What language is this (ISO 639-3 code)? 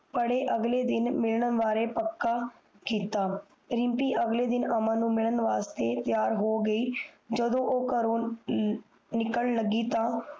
pan